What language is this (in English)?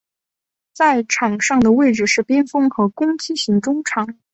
Chinese